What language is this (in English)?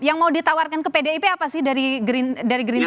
Indonesian